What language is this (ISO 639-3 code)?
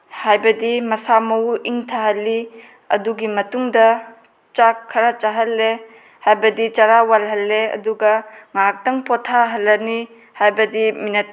mni